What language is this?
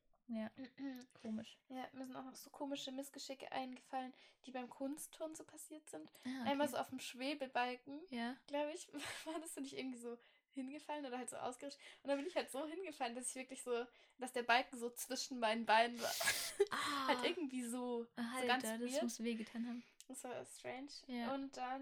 German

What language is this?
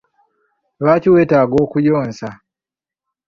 Ganda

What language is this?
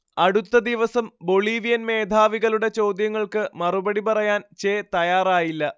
Malayalam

